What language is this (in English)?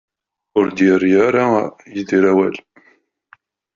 Kabyle